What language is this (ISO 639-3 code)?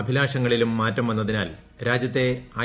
mal